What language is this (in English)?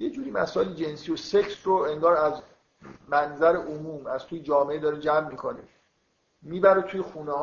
Persian